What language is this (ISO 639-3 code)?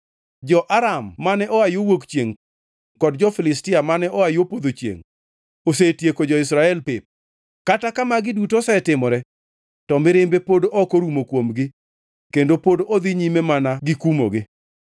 luo